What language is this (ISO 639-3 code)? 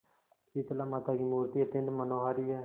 hin